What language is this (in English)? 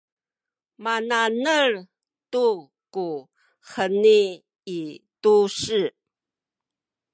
Sakizaya